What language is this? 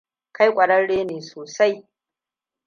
Hausa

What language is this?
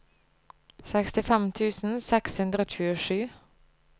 Norwegian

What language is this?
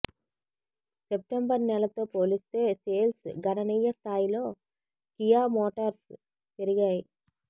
Telugu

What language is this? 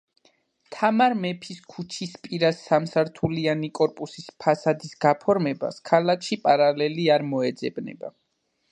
Georgian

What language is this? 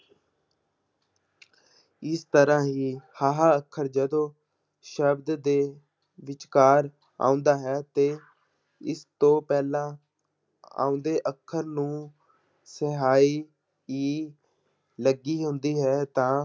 Punjabi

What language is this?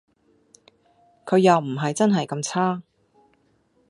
Cantonese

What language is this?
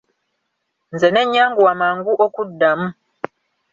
Ganda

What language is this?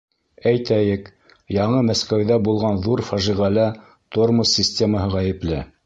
Bashkir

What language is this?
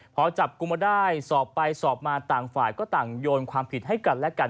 Thai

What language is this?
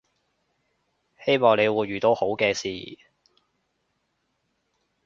Cantonese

